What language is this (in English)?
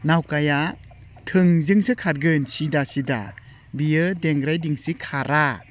Bodo